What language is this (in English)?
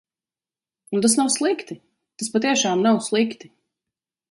Latvian